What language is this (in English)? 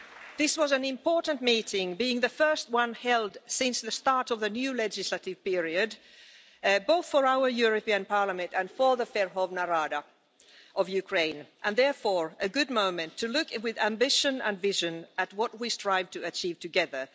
English